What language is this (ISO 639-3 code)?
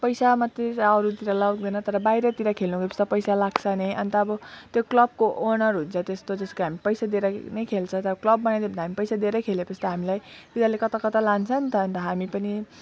nep